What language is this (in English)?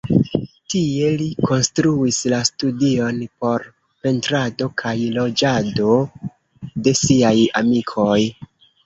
Esperanto